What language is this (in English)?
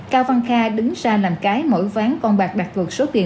Vietnamese